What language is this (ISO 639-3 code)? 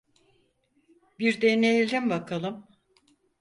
tur